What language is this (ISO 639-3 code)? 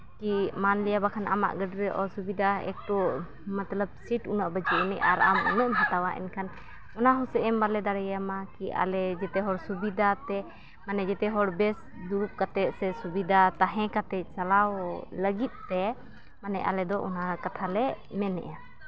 sat